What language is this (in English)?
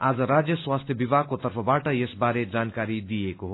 Nepali